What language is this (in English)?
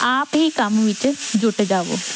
Punjabi